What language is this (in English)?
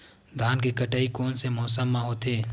Chhattisgarhi